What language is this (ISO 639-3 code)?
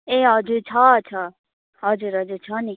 nep